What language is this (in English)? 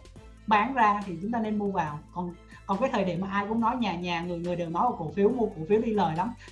Vietnamese